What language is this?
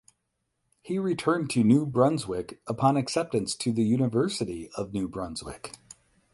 English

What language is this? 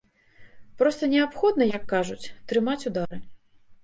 Belarusian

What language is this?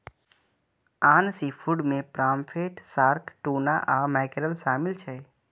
Maithili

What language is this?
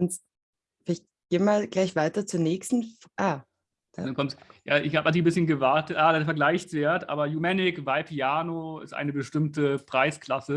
German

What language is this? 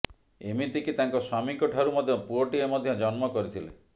Odia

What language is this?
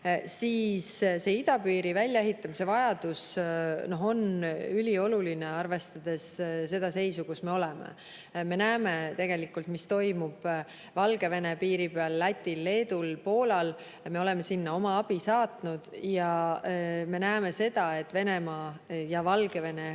Estonian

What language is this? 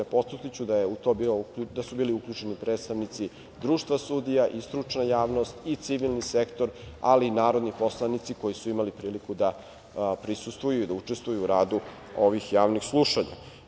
Serbian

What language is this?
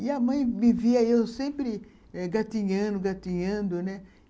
Portuguese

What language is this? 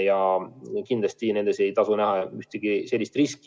Estonian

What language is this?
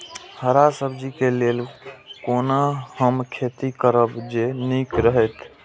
Maithili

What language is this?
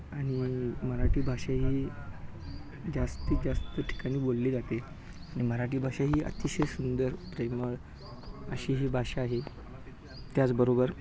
Marathi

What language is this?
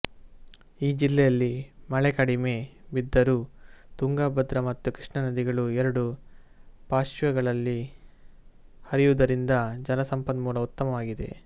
Kannada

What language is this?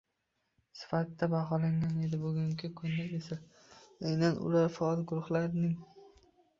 Uzbek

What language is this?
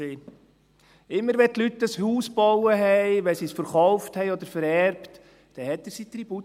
Swiss German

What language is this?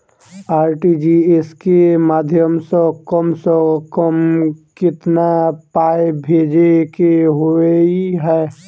Maithili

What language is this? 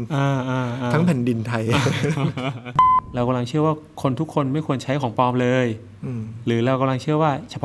Thai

